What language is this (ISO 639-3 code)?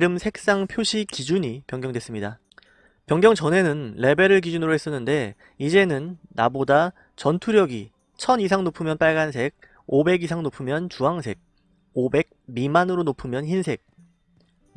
kor